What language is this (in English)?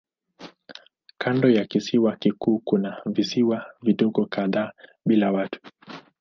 Swahili